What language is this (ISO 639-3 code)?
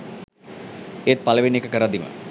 sin